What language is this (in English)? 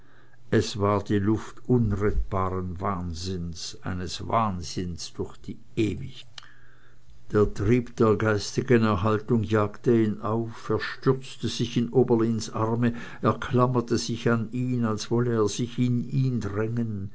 German